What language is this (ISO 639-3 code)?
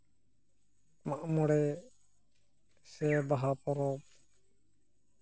sat